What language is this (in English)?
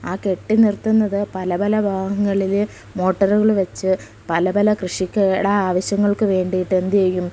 Malayalam